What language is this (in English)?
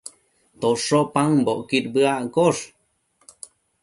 Matsés